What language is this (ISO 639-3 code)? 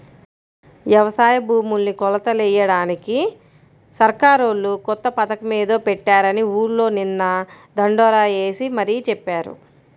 tel